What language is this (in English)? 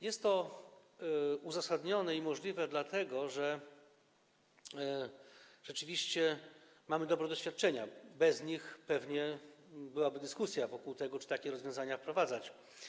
Polish